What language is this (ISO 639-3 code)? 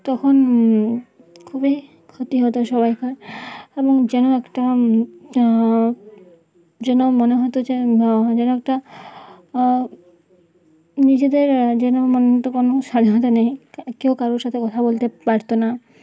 ben